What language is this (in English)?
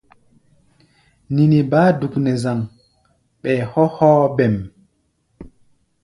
Gbaya